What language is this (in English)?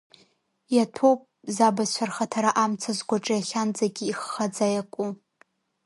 Abkhazian